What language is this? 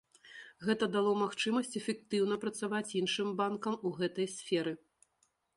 Belarusian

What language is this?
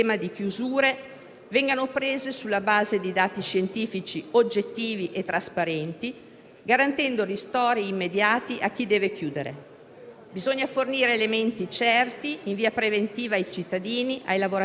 Italian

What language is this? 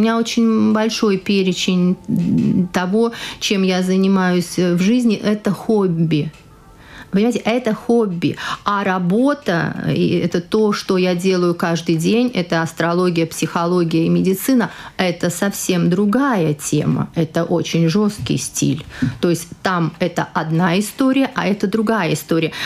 Russian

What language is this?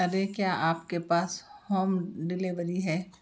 Urdu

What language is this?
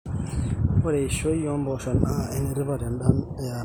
Masai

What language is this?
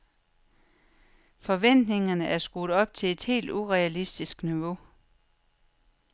Danish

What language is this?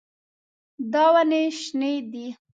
Pashto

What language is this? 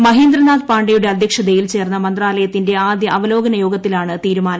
Malayalam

